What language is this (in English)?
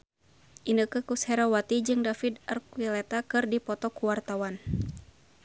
Sundanese